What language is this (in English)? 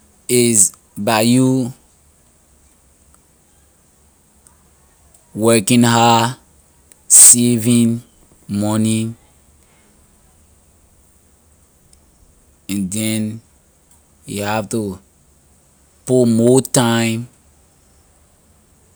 Liberian English